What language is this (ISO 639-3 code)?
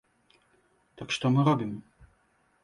bel